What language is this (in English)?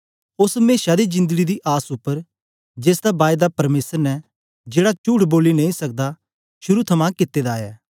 Dogri